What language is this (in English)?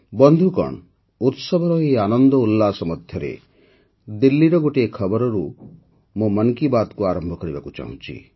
Odia